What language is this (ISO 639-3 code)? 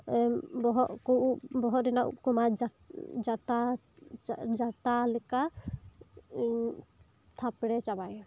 sat